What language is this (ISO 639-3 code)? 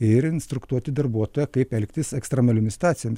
lit